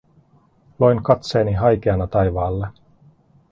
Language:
Finnish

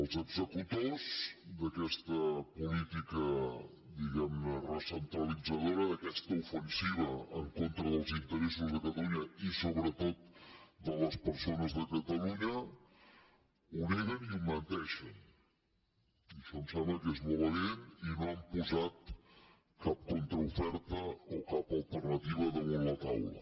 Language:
Catalan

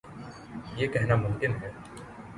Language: Urdu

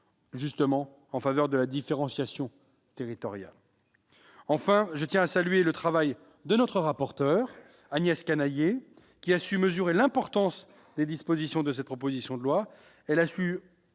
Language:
French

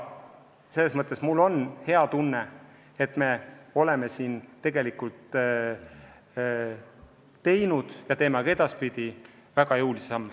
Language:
Estonian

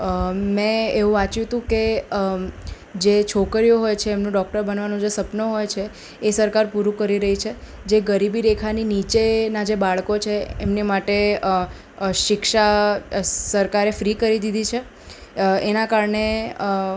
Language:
Gujarati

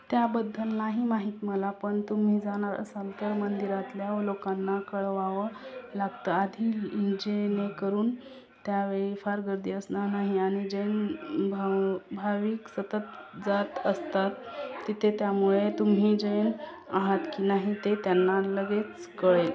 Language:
Marathi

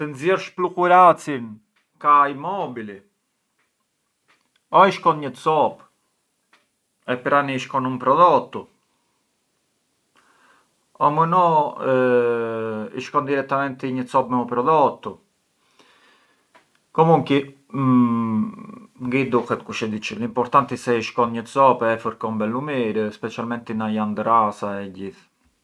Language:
Arbëreshë Albanian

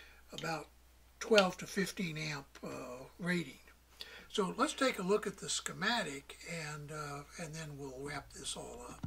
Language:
English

